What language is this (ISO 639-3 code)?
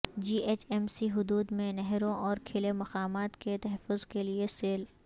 urd